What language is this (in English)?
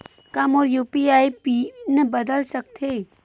Chhattisgarhi